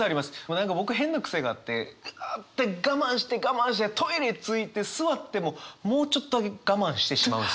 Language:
Japanese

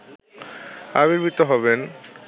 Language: Bangla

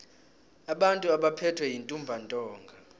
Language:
South Ndebele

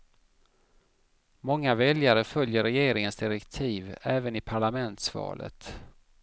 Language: Swedish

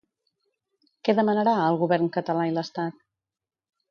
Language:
Catalan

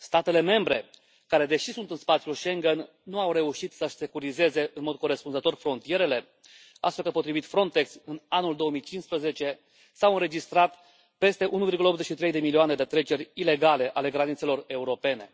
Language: Romanian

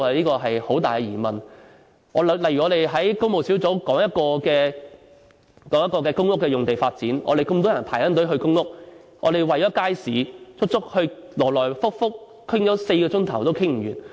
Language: Cantonese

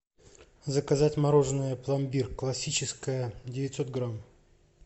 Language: Russian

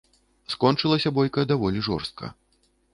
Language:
Belarusian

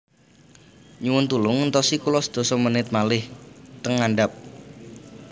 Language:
Javanese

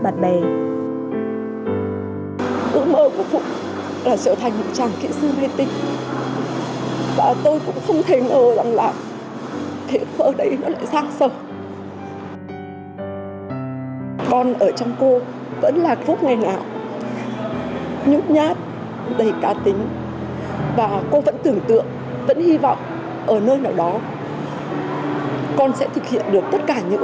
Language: Vietnamese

